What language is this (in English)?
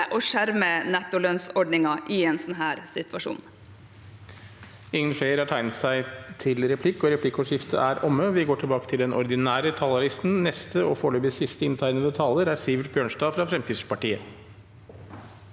Norwegian